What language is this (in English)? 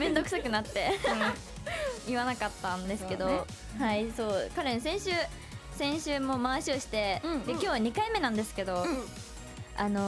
Japanese